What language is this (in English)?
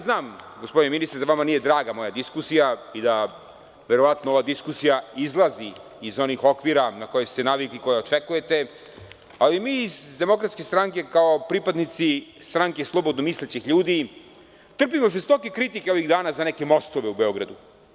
Serbian